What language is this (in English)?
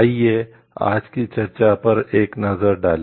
Hindi